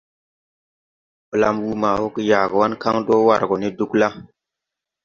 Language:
Tupuri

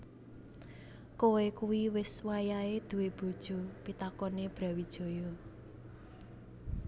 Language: Javanese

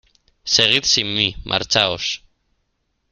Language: Spanish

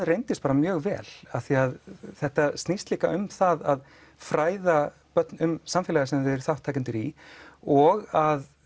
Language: Icelandic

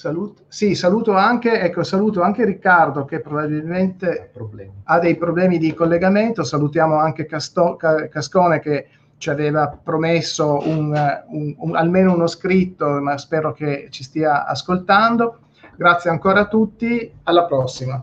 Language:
Italian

